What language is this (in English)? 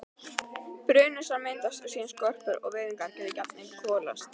Icelandic